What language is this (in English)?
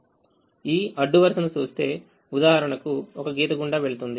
Telugu